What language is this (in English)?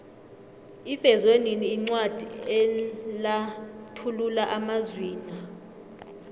South Ndebele